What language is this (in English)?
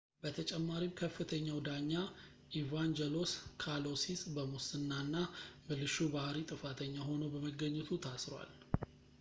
Amharic